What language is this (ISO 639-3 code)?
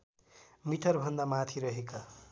nep